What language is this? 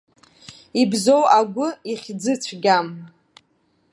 Abkhazian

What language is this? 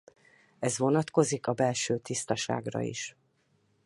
Hungarian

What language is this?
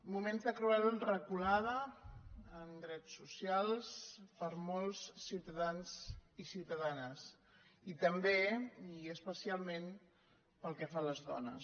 Catalan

